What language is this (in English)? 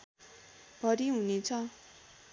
Nepali